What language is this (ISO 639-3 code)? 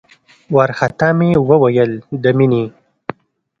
pus